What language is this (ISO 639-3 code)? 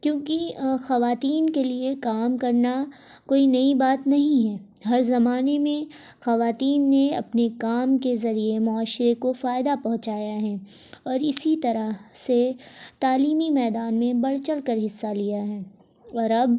urd